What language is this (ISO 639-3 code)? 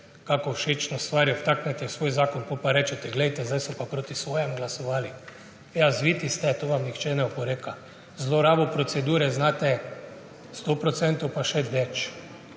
slv